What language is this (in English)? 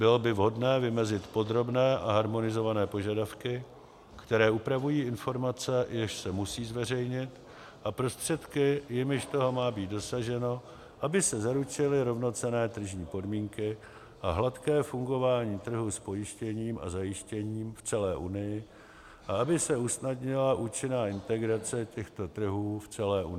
Czech